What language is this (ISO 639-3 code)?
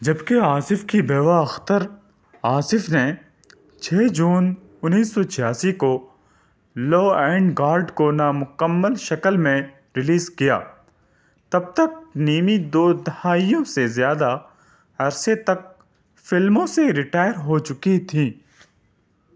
urd